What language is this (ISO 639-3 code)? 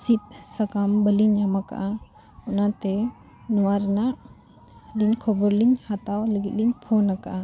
sat